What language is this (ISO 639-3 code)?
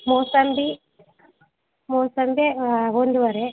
kan